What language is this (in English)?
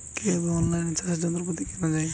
Bangla